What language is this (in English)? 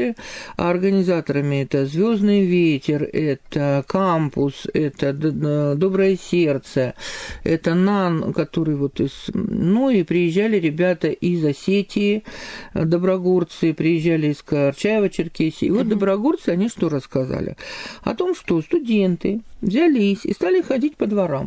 Russian